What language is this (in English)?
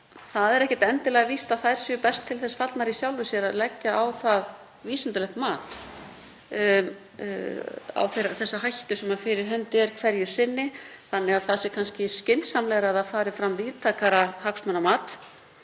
Icelandic